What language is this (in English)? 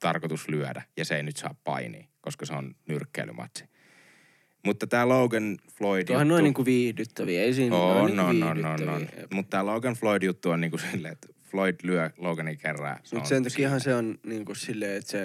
Finnish